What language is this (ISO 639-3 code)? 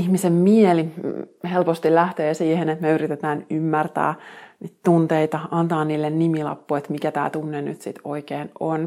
fin